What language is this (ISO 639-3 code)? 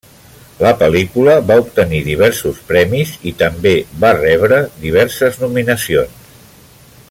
cat